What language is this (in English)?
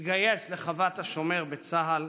Hebrew